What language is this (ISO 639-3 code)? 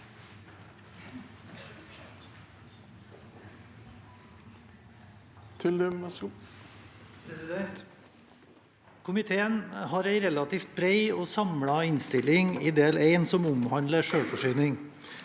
nor